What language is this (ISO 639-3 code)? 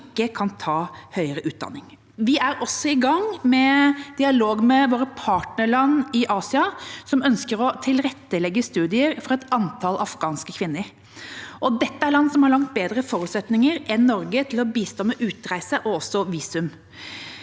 nor